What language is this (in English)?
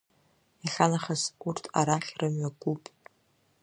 Abkhazian